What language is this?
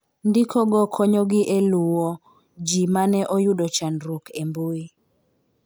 Luo (Kenya and Tanzania)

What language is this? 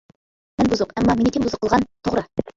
Uyghur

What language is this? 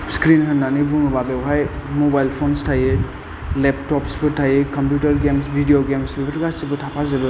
Bodo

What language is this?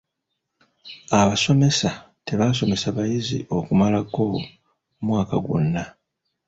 Ganda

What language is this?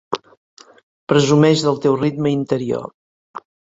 Catalan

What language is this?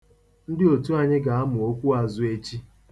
Igbo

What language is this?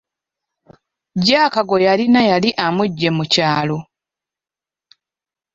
Ganda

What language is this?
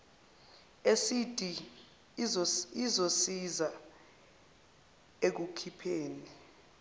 Zulu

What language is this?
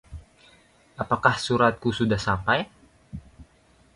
Indonesian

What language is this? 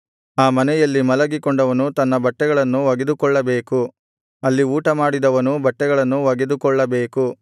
Kannada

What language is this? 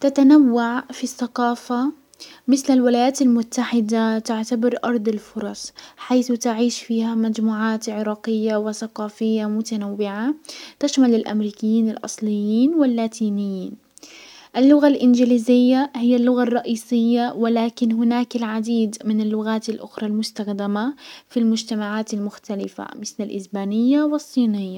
Hijazi Arabic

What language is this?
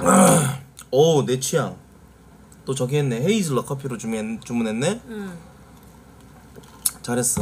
Korean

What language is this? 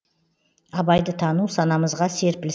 Kazakh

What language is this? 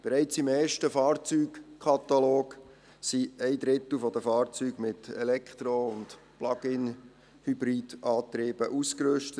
Swiss German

